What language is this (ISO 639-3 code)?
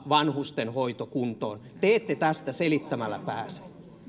fin